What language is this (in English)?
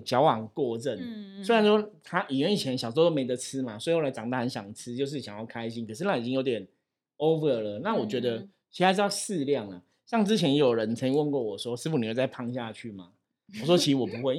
Chinese